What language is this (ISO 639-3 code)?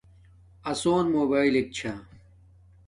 dmk